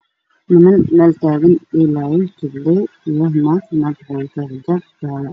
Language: Somali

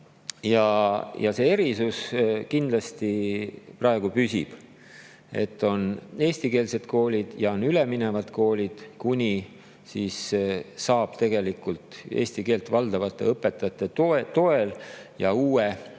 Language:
Estonian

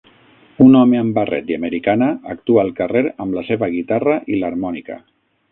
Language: Catalan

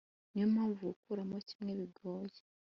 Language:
Kinyarwanda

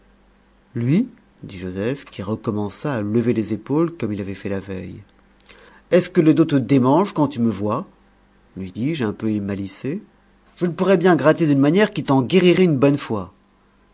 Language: French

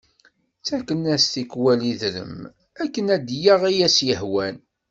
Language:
Kabyle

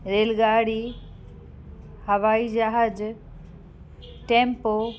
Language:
Sindhi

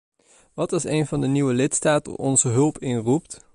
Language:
Dutch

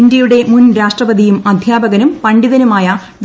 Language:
Malayalam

